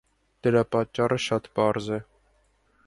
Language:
Armenian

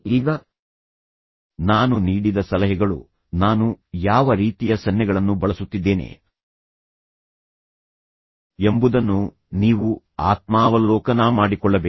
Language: Kannada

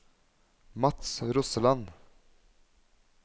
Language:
Norwegian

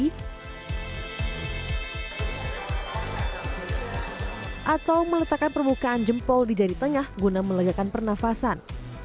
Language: Indonesian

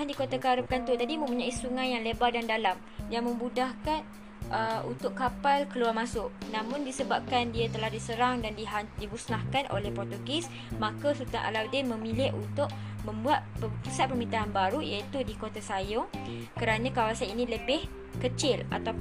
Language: Malay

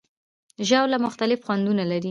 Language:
Pashto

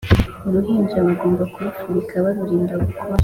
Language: Kinyarwanda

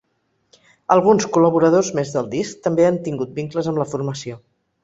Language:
Catalan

